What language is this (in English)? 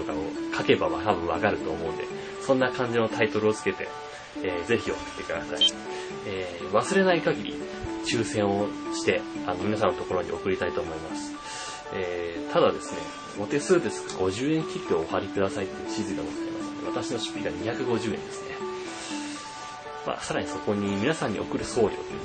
Japanese